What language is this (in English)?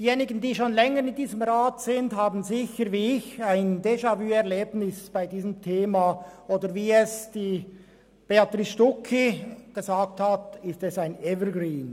Swiss German